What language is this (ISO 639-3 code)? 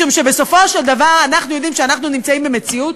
heb